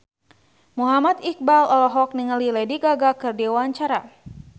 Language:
Sundanese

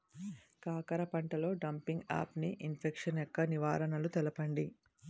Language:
Telugu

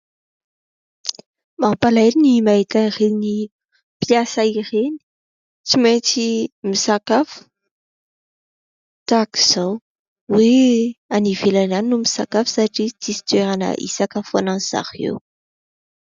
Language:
Malagasy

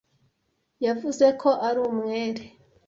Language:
Kinyarwanda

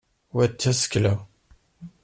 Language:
Kabyle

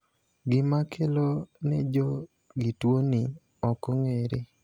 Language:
Luo (Kenya and Tanzania)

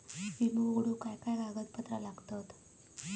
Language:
Marathi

